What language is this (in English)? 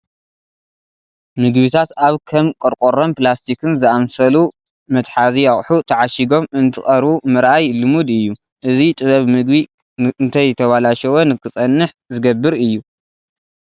Tigrinya